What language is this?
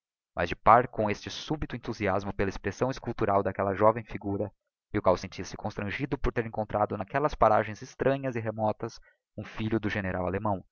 Portuguese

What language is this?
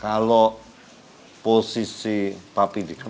Indonesian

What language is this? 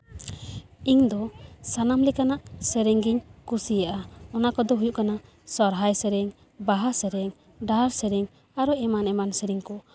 Santali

